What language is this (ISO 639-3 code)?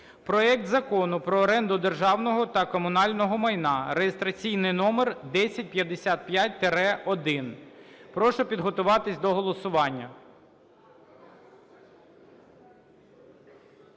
ukr